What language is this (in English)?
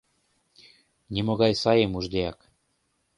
Mari